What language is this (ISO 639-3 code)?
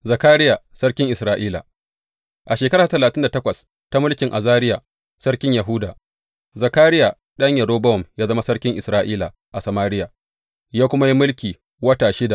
hau